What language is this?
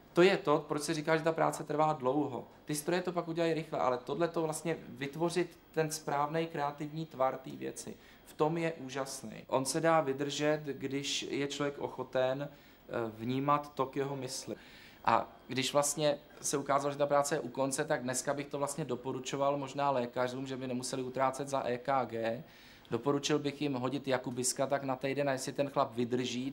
Czech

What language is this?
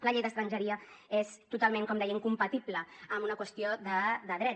Catalan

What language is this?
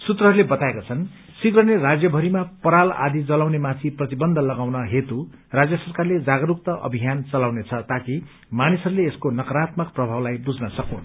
Nepali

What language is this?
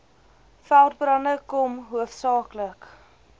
Afrikaans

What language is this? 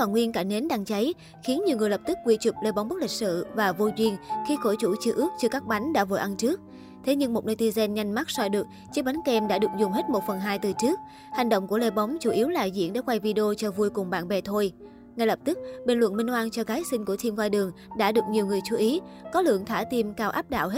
Vietnamese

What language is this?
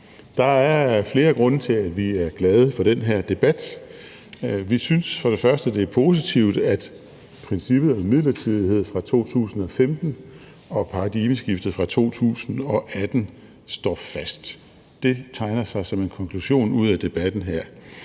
Danish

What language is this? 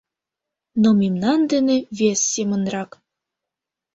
Mari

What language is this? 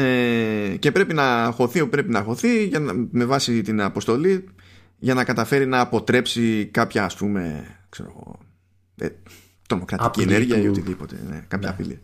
Greek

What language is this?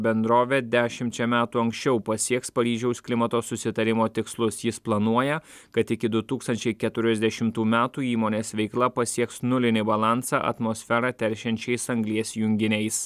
Lithuanian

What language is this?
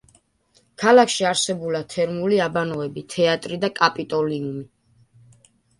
Georgian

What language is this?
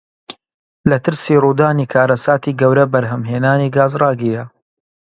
Central Kurdish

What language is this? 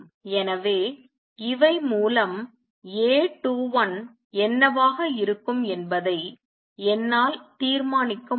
Tamil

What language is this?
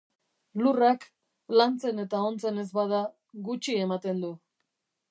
Basque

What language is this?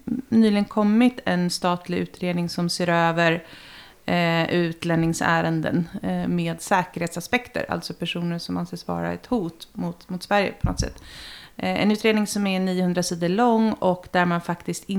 Swedish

